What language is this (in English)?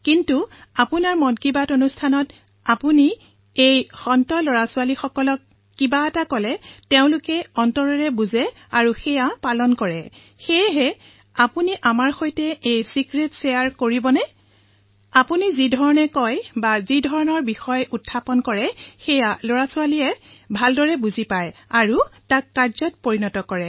Assamese